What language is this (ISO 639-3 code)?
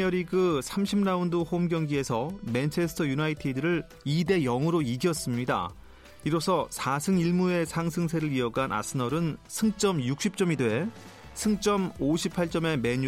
kor